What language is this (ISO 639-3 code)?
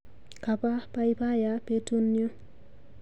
kln